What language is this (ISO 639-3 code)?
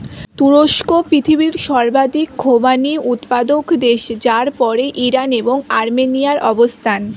ben